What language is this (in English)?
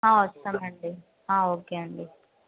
Telugu